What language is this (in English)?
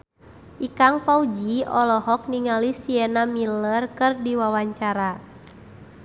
Sundanese